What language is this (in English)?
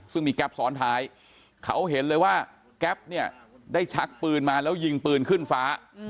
Thai